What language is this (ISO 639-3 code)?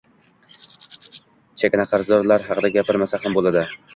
uzb